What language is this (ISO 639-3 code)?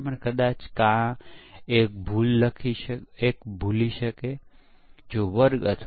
guj